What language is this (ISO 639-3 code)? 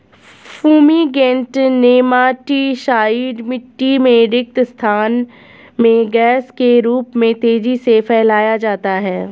hin